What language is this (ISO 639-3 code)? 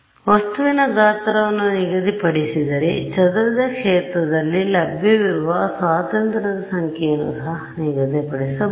kan